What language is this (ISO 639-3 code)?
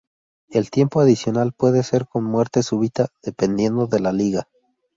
spa